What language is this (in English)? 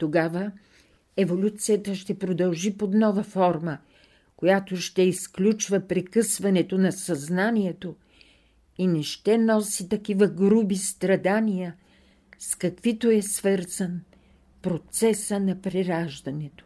Bulgarian